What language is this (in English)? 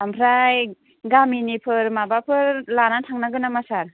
Bodo